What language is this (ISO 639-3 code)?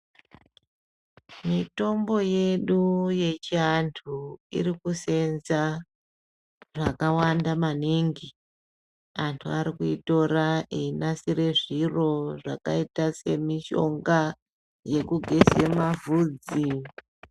ndc